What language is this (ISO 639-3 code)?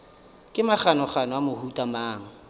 nso